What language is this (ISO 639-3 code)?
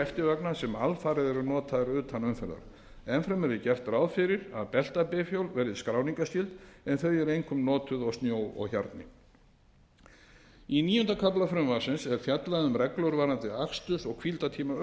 isl